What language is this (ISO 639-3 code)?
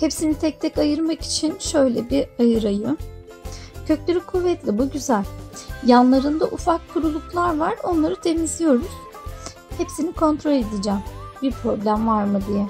tur